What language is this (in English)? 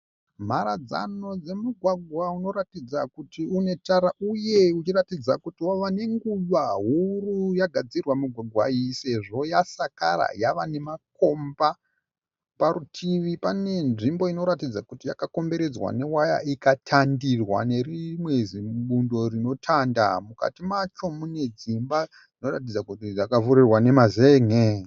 Shona